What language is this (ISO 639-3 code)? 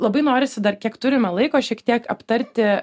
lit